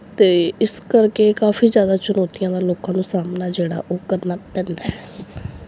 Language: Punjabi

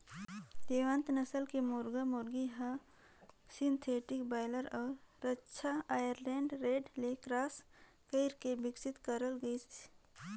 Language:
Chhattisgarhi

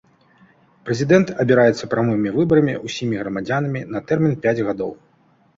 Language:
Belarusian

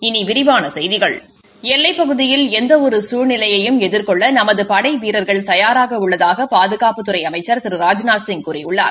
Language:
Tamil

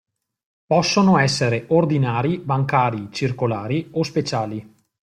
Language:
Italian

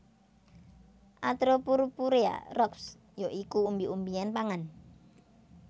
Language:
Javanese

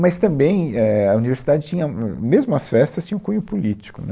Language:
Portuguese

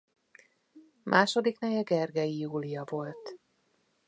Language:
Hungarian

